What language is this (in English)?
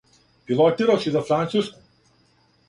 Serbian